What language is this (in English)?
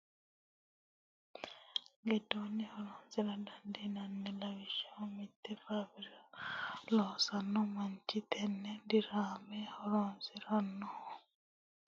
Sidamo